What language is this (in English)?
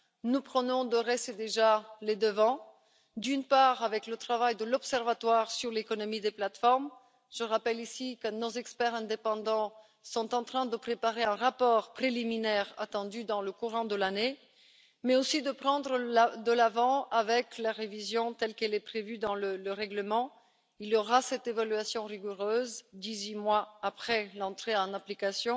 French